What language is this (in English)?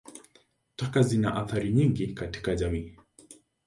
Swahili